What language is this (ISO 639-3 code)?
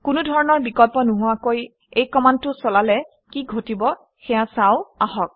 asm